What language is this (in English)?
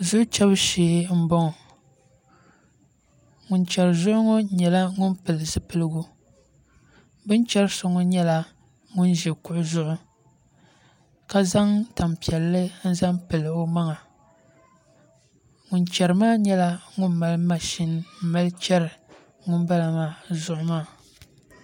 Dagbani